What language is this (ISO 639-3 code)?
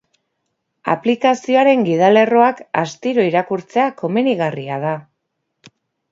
eus